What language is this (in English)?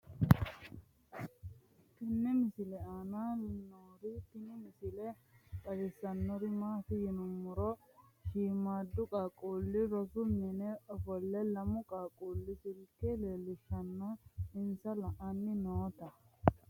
Sidamo